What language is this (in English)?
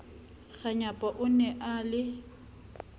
Southern Sotho